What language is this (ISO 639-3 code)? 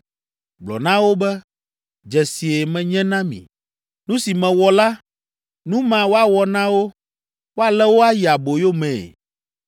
ewe